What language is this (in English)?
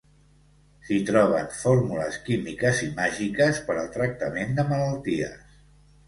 Catalan